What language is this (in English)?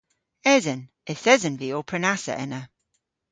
Cornish